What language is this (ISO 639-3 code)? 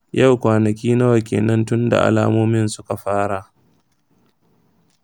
hau